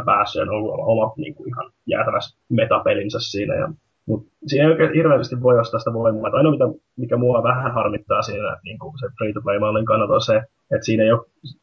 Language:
Finnish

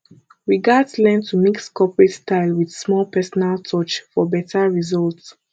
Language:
Nigerian Pidgin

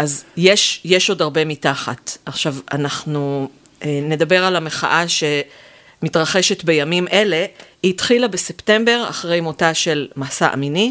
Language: Hebrew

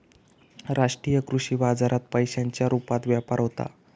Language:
Marathi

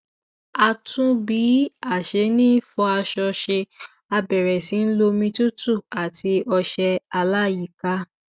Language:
Yoruba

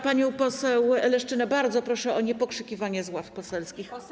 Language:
Polish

